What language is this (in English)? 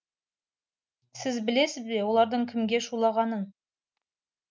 Kazakh